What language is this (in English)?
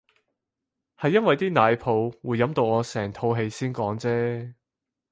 Cantonese